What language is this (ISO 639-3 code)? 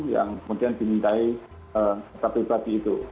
ind